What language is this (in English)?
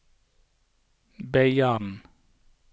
Norwegian